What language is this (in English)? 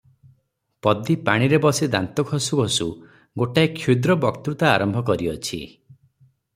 Odia